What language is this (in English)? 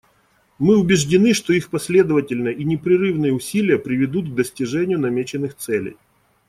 Russian